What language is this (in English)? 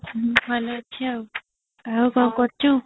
Odia